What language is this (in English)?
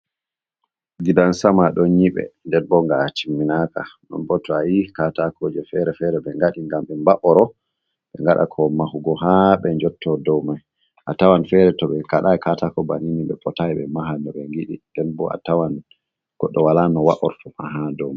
Fula